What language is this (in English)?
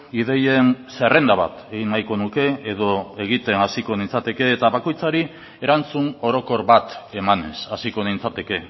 Basque